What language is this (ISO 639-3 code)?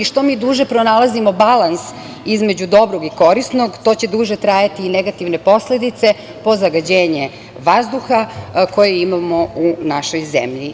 srp